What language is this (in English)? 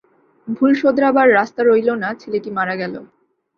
Bangla